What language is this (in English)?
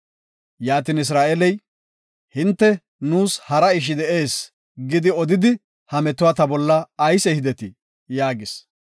Gofa